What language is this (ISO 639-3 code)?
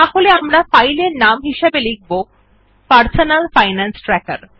ben